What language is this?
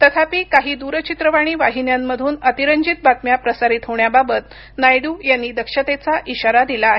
Marathi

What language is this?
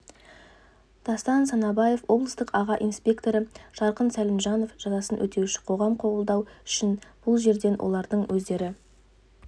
Kazakh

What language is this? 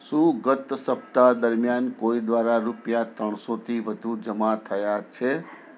Gujarati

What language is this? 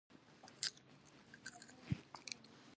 Pashto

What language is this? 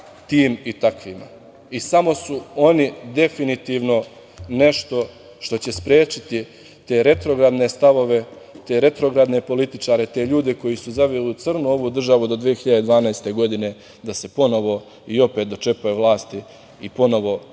Serbian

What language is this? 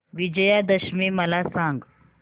Marathi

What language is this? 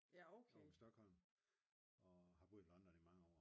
Danish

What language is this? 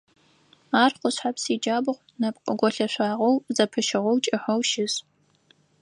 Adyghe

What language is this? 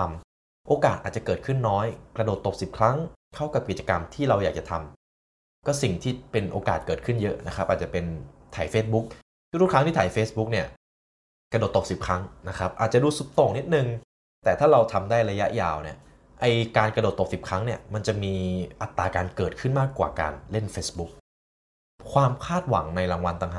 Thai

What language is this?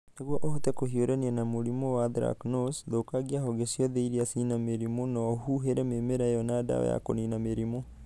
Kikuyu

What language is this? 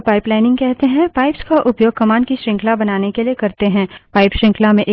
Hindi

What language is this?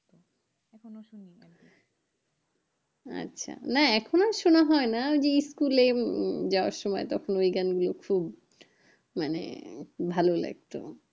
Bangla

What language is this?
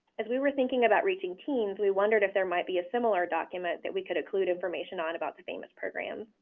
English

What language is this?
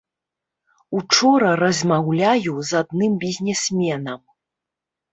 Belarusian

